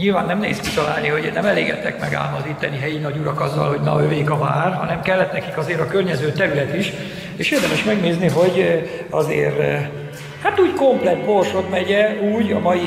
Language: Hungarian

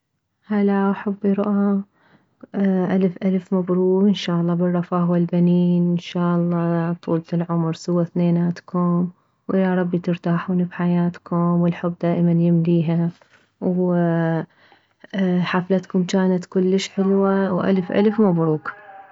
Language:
Mesopotamian Arabic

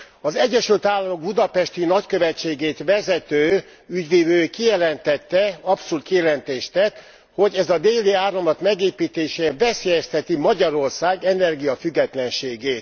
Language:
Hungarian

